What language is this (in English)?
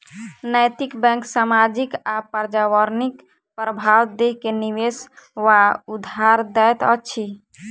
Maithili